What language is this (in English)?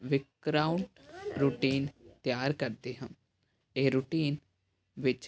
Punjabi